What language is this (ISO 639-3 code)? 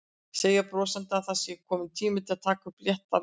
isl